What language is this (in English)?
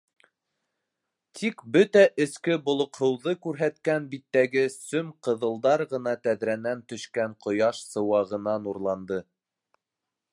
Bashkir